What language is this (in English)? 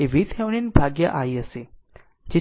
Gujarati